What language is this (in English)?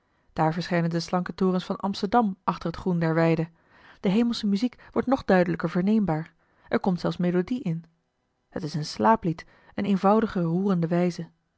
Dutch